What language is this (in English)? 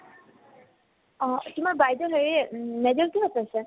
Assamese